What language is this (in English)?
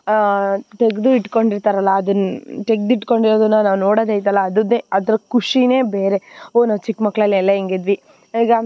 Kannada